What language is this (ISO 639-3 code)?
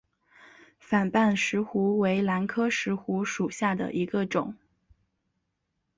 zho